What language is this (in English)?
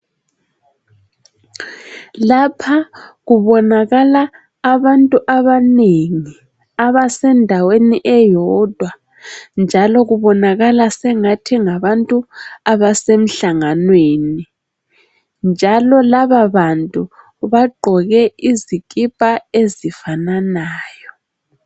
North Ndebele